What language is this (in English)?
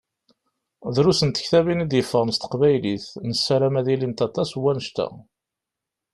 Kabyle